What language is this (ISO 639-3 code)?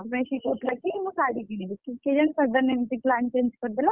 ori